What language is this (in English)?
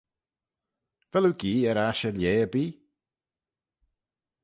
Manx